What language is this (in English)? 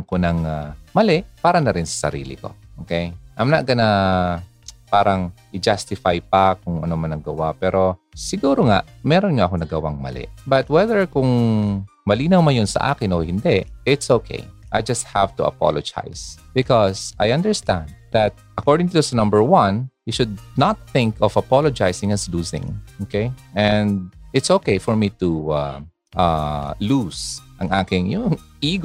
Filipino